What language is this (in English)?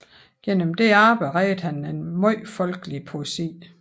Danish